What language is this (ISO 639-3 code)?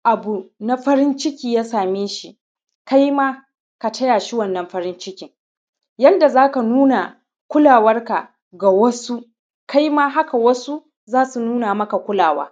hau